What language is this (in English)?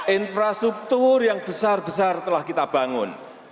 Indonesian